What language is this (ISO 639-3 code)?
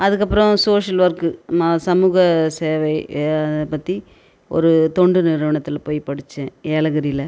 tam